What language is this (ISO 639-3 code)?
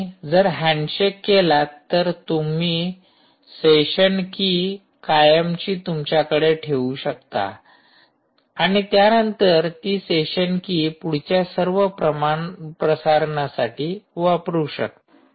mar